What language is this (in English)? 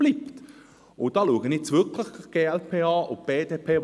Swiss German